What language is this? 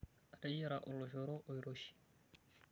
Masai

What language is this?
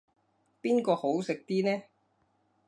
Cantonese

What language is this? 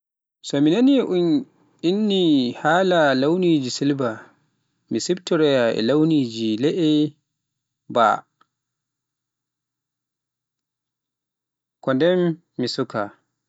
Pular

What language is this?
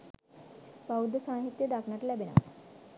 Sinhala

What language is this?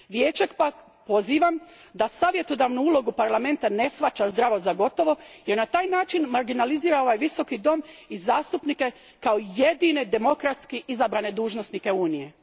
Croatian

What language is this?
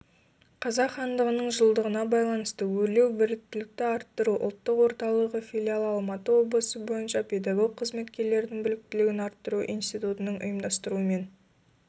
Kazakh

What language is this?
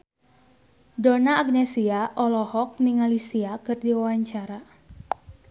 Sundanese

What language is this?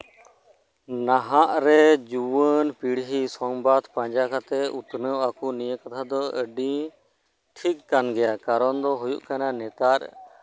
Santali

